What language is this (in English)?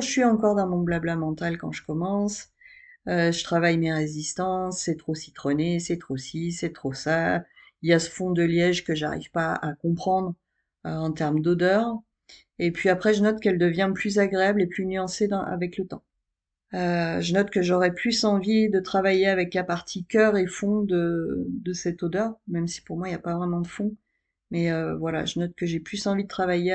French